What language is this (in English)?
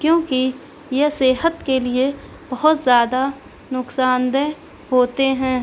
Urdu